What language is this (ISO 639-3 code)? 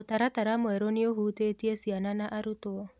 kik